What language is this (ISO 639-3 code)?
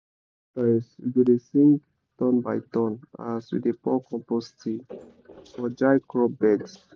pcm